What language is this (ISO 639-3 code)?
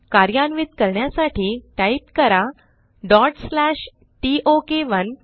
mar